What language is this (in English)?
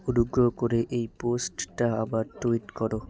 Bangla